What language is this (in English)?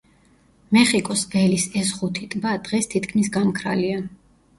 Georgian